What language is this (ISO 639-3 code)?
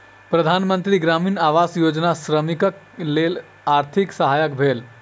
mai